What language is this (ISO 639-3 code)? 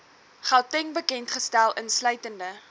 afr